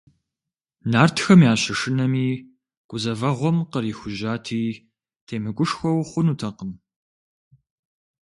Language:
Kabardian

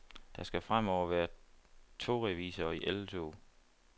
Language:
Danish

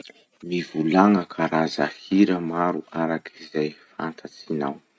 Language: Masikoro Malagasy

